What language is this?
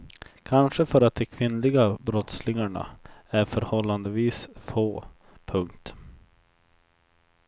Swedish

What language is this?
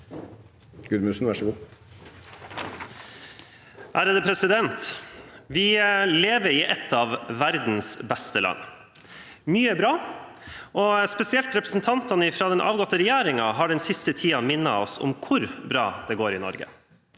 Norwegian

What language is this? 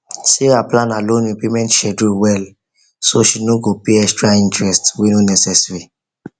Nigerian Pidgin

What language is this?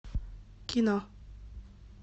Russian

